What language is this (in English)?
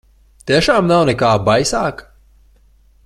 Latvian